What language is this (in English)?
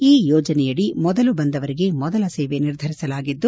Kannada